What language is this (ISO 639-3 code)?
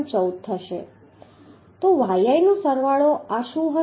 guj